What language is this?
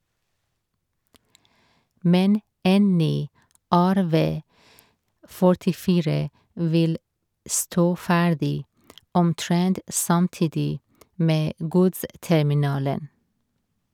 Norwegian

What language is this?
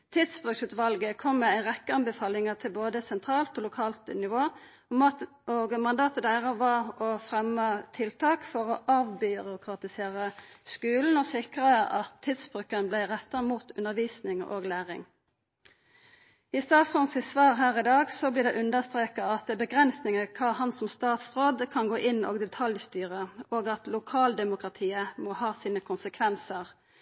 Norwegian Nynorsk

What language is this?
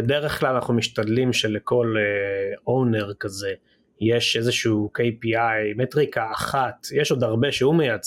Hebrew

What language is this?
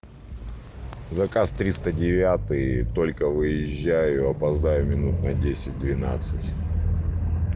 Russian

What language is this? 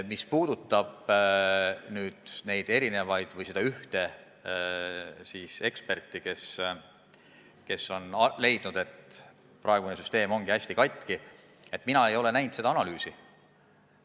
Estonian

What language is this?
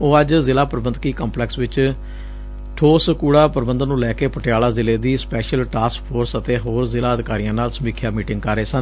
Punjabi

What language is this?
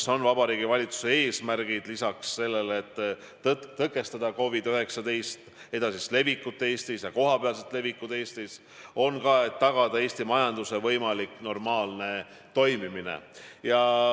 Estonian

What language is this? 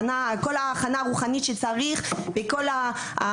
Hebrew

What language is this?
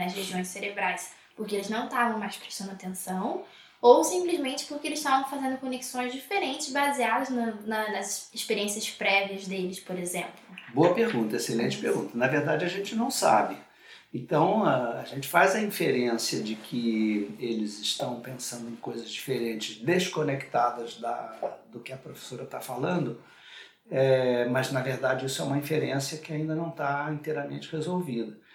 Portuguese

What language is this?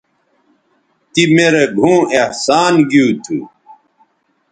Bateri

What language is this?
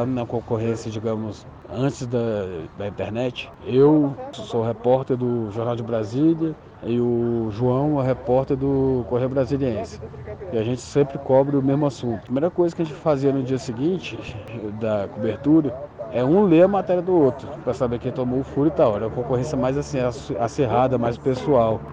Portuguese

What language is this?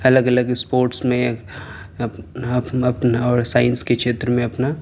Urdu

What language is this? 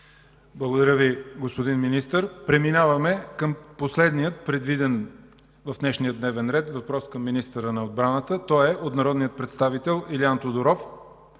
Bulgarian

